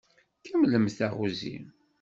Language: Kabyle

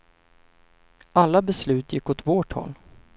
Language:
Swedish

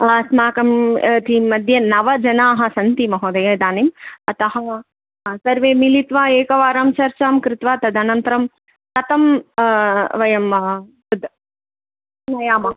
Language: Sanskrit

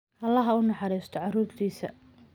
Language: Somali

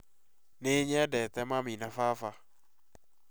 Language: Kikuyu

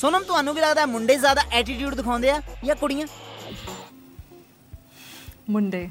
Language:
Punjabi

